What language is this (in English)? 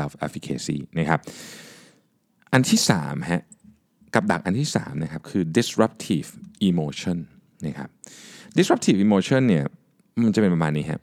Thai